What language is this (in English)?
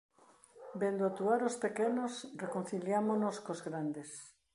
Galician